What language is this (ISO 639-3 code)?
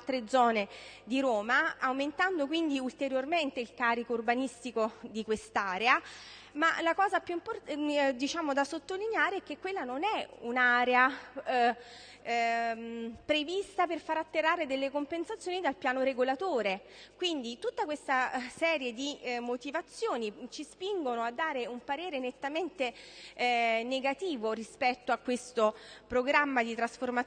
ita